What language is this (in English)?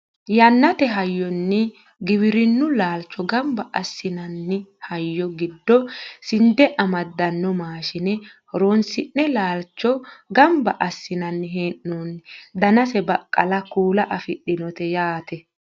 Sidamo